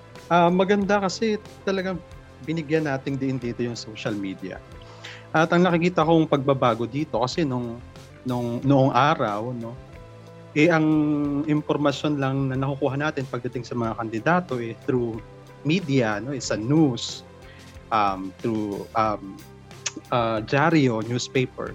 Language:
Filipino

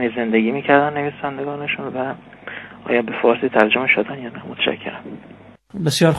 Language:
Persian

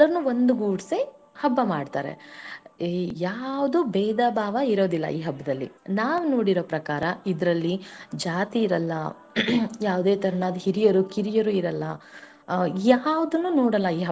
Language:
Kannada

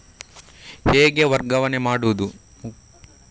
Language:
Kannada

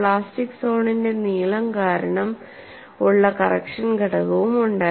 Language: Malayalam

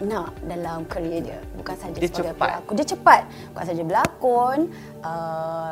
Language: Malay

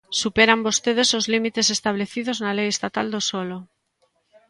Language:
Galician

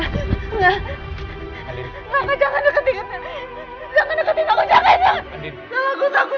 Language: Indonesian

